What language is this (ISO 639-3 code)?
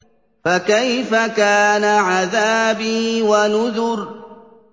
ara